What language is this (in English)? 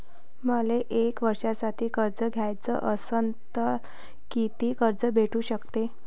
Marathi